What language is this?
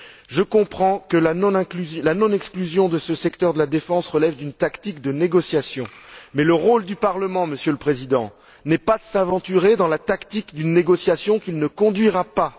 French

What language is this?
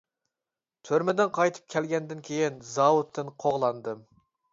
Uyghur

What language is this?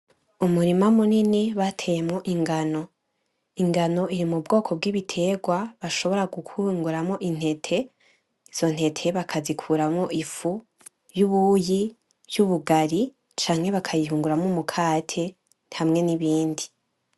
Rundi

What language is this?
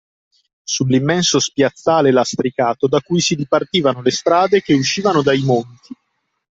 Italian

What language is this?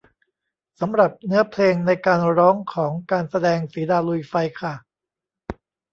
Thai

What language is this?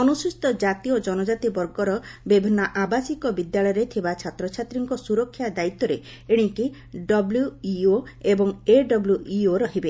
Odia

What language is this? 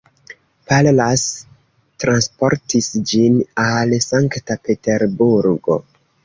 Esperanto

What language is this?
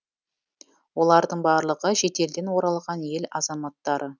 Kazakh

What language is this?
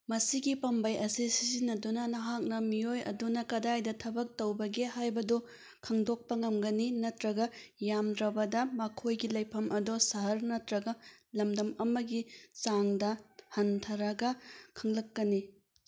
Manipuri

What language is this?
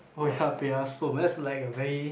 English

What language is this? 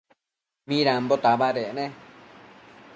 Matsés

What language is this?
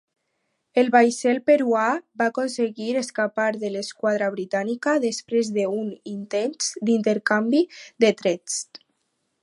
Catalan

